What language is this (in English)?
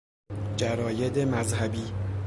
Persian